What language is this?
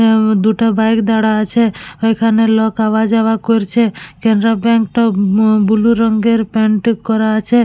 Bangla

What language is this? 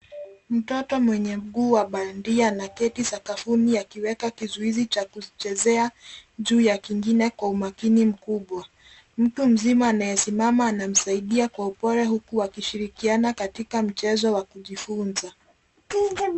Swahili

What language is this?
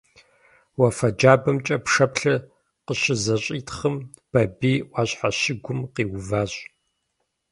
Kabardian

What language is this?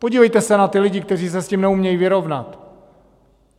Czech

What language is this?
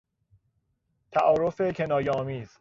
Persian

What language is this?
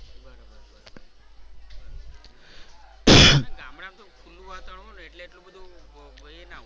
Gujarati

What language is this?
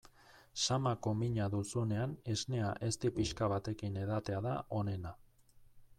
Basque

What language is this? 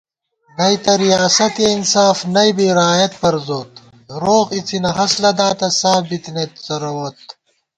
Gawar-Bati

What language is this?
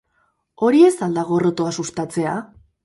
Basque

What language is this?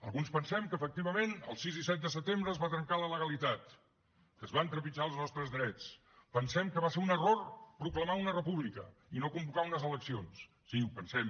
Catalan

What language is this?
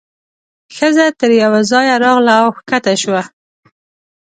Pashto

